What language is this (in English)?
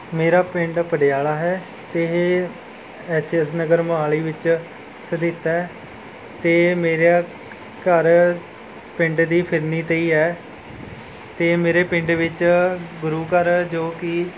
Punjabi